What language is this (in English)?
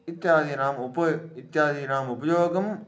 Sanskrit